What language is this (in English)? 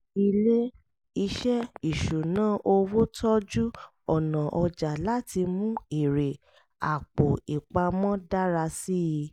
Yoruba